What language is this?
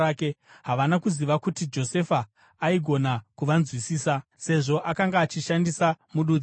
Shona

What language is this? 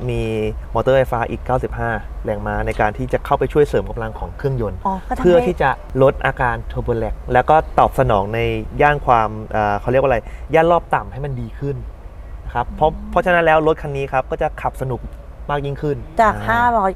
Thai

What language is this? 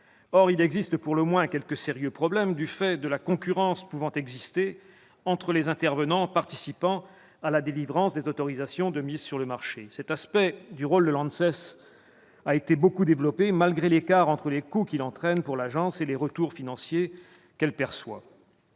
French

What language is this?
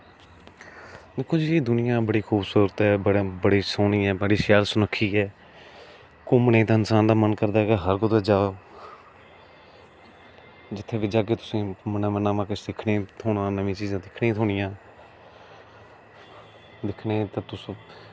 Dogri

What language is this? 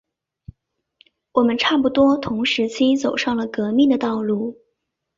Chinese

